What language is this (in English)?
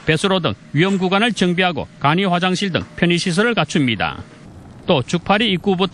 Korean